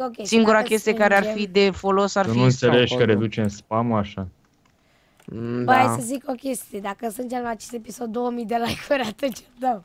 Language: Romanian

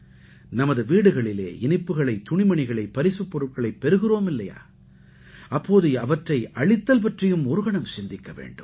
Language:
Tamil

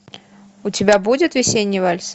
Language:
Russian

